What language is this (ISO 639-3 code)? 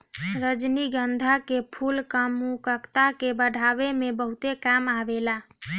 bho